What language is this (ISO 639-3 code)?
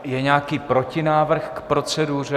ces